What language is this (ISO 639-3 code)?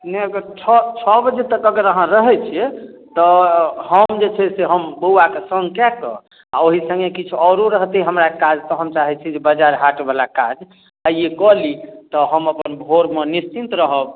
mai